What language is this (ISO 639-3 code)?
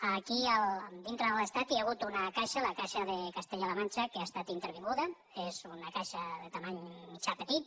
cat